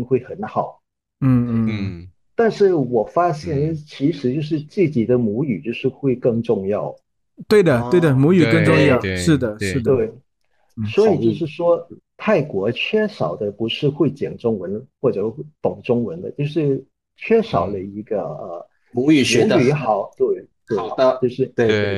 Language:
Chinese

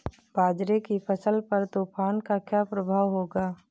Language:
Hindi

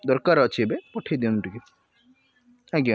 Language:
Odia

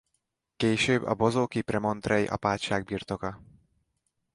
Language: Hungarian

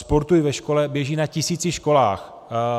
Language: Czech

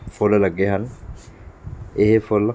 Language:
Punjabi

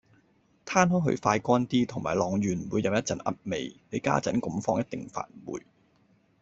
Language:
Cantonese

